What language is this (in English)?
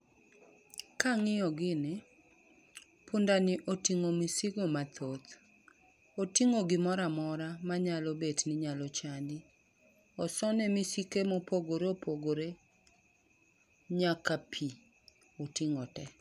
Luo (Kenya and Tanzania)